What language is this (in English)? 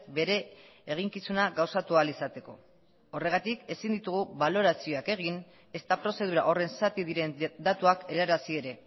Basque